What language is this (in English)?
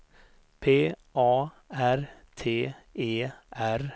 Swedish